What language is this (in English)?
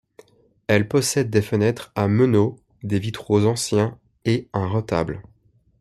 French